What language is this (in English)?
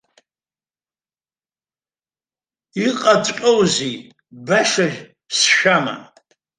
Abkhazian